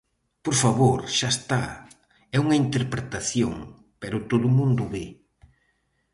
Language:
Galician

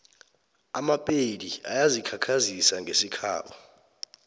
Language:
South Ndebele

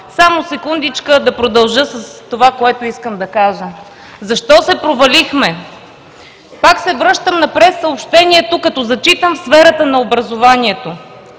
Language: Bulgarian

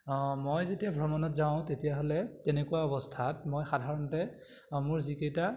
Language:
Assamese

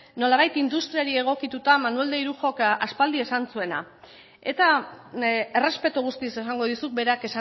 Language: Basque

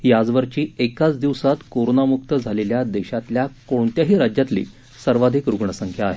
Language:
Marathi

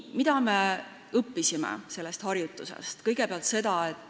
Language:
Estonian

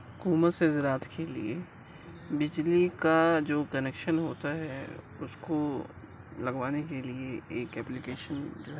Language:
Urdu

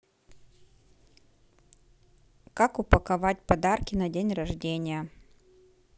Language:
Russian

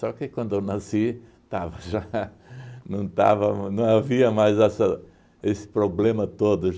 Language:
Portuguese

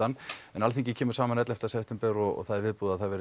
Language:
Icelandic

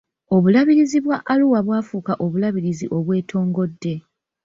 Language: Ganda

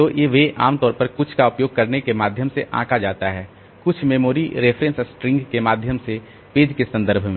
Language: Hindi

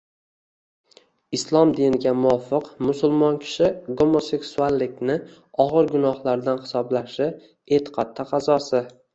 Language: Uzbek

